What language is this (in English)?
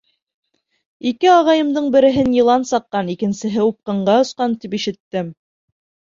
Bashkir